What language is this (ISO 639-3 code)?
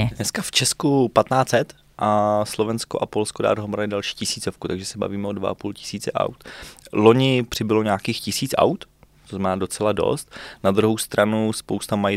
ces